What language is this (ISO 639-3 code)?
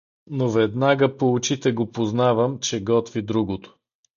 bul